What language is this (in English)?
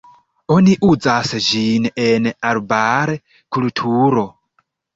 Esperanto